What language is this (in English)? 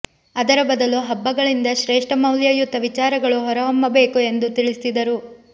Kannada